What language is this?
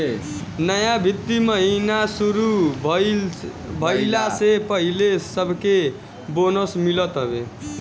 Bhojpuri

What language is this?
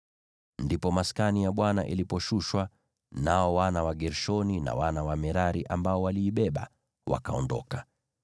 Swahili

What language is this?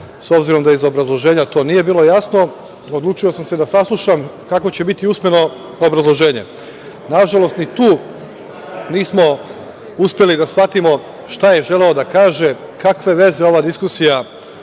Serbian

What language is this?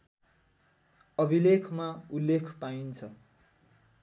Nepali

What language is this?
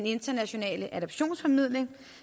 Danish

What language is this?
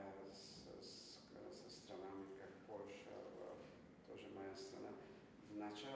Russian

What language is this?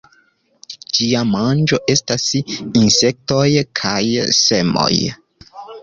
Esperanto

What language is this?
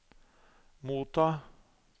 Norwegian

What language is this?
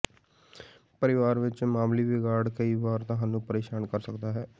Punjabi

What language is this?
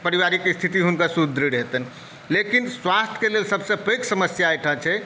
Maithili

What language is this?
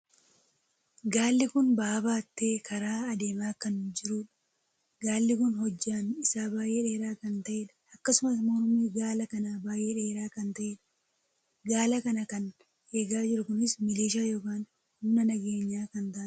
Oromo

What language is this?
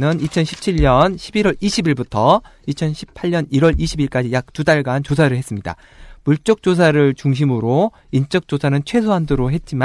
Korean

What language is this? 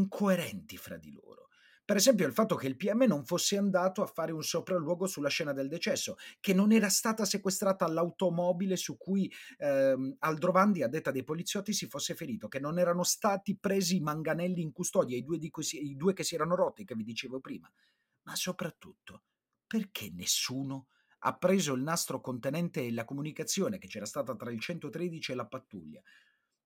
Italian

